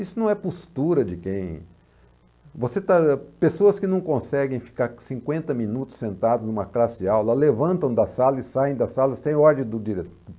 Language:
Portuguese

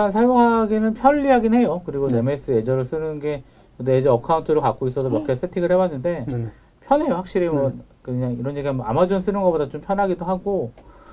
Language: Korean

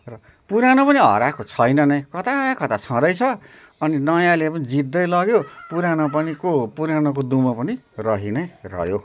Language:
Nepali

